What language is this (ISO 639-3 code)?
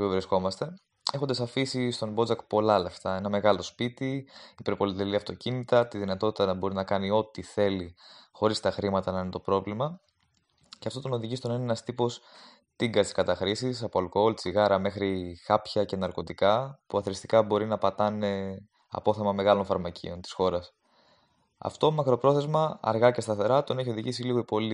ell